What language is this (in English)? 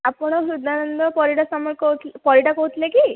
Odia